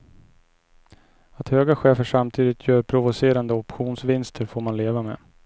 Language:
Swedish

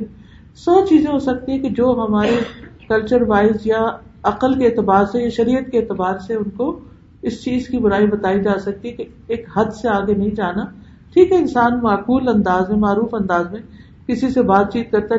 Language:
Urdu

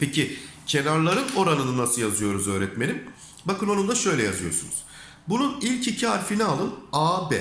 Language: Turkish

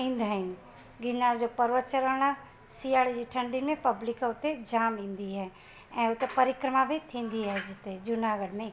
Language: Sindhi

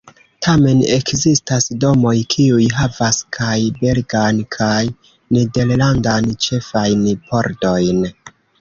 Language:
Esperanto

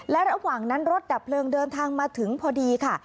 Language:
Thai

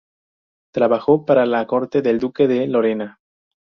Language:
Spanish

